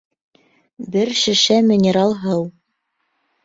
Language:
Bashkir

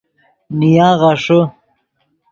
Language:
Yidgha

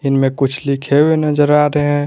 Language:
Hindi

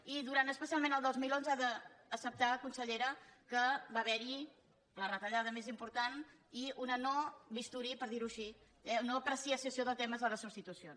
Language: Catalan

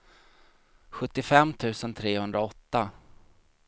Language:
Swedish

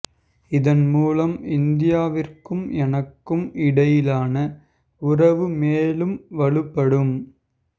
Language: Tamil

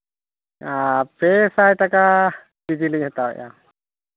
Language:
Santali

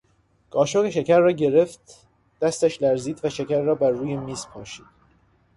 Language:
Persian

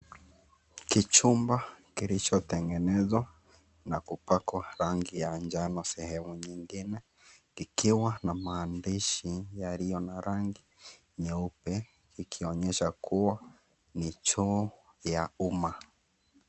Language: Swahili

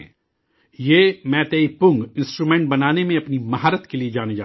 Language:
Urdu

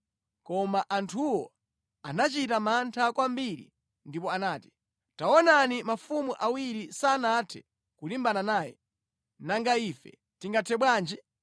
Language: Nyanja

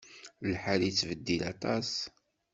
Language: Kabyle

